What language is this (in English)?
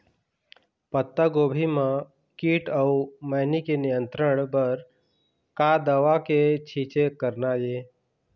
Chhattisgarhi